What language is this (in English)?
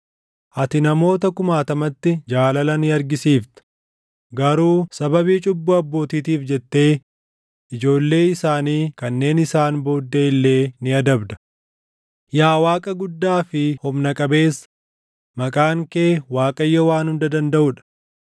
Oromo